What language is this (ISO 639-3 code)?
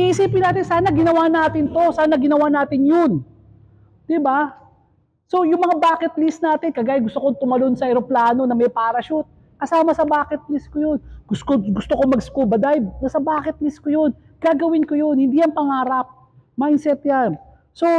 fil